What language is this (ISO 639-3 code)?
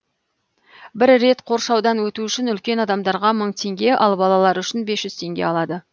kaz